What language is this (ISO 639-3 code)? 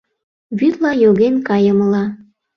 chm